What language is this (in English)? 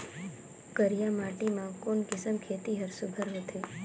Chhattisgarhi